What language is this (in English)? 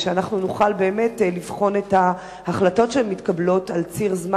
Hebrew